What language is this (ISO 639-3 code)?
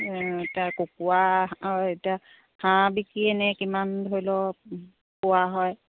asm